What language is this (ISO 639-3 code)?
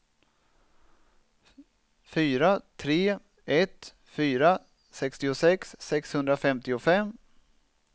swe